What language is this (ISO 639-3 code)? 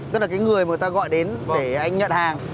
vie